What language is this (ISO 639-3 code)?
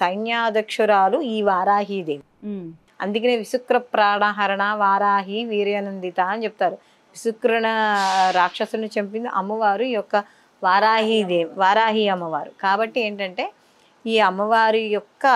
tel